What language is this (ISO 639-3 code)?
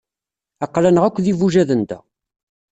kab